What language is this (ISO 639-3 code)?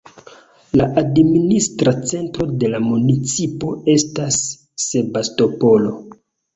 epo